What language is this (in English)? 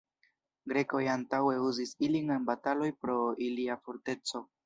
Esperanto